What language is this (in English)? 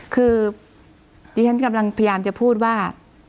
Thai